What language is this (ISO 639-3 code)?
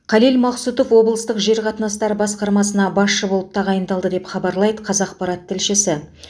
kaz